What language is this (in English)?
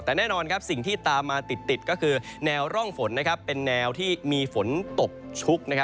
Thai